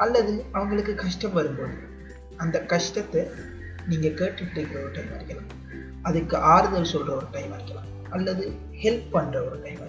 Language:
Tamil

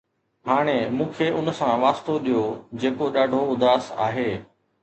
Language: Sindhi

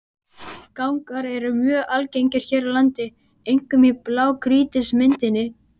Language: Icelandic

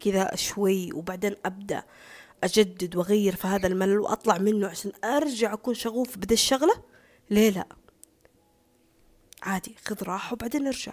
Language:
Arabic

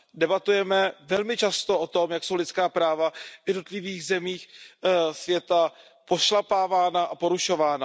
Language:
Czech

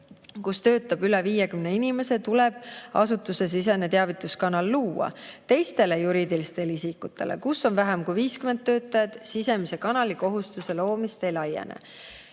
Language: Estonian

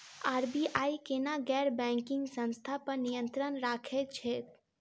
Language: Maithili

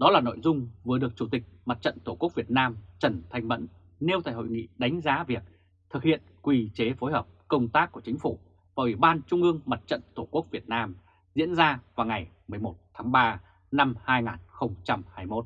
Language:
Vietnamese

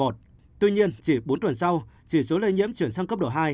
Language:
Vietnamese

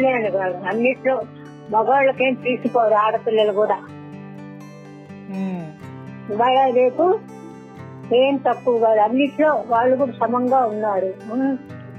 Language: Telugu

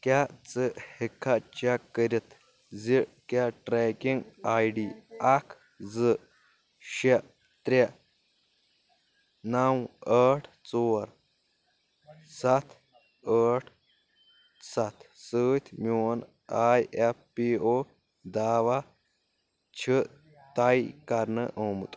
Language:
Kashmiri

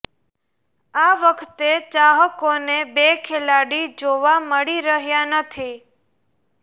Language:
Gujarati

